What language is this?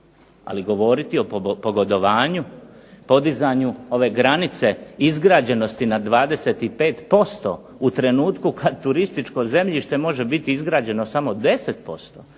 Croatian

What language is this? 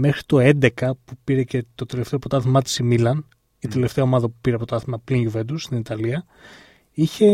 Greek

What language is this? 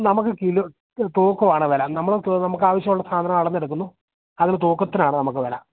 Malayalam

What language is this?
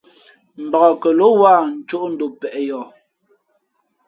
Fe'fe'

